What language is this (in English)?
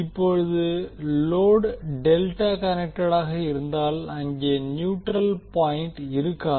Tamil